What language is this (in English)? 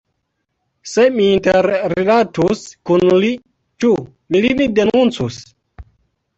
Esperanto